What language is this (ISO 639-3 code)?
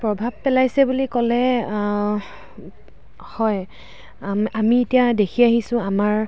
asm